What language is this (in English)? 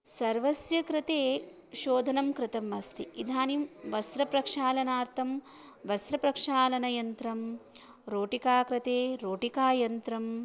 Sanskrit